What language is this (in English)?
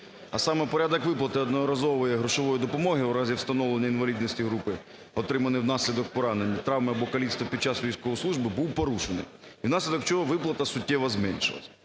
Ukrainian